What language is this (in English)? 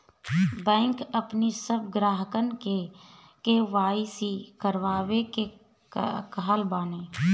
Bhojpuri